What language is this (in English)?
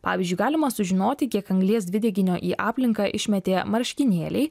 Lithuanian